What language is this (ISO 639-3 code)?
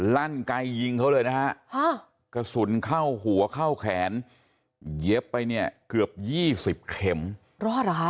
tha